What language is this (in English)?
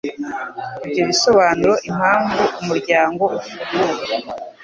Kinyarwanda